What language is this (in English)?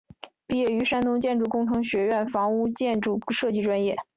Chinese